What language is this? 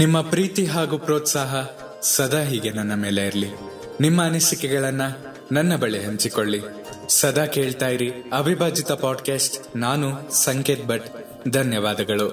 Kannada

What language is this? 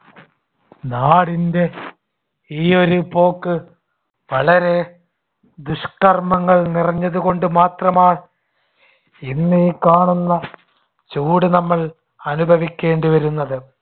Malayalam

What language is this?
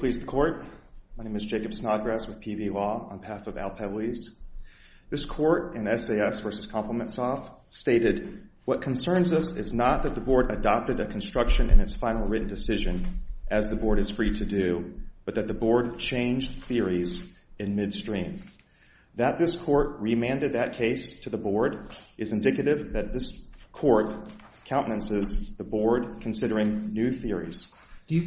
English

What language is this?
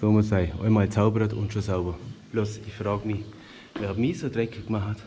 German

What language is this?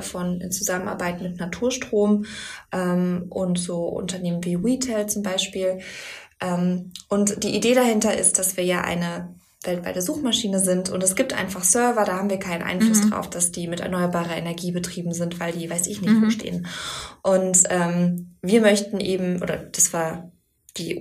German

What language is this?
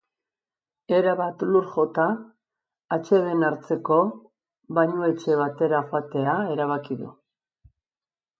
Basque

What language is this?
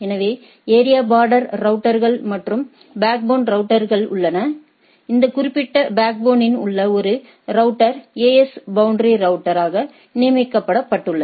Tamil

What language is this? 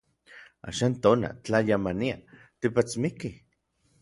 Orizaba Nahuatl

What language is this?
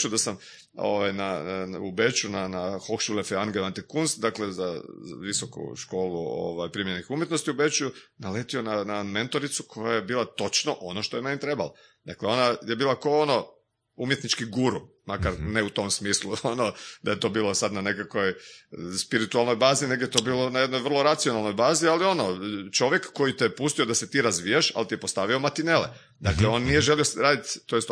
Croatian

